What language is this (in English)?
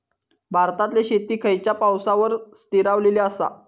Marathi